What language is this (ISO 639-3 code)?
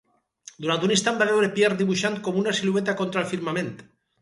cat